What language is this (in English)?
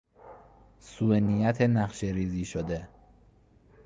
Persian